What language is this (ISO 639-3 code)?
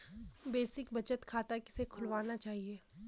hin